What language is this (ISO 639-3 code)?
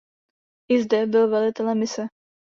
ces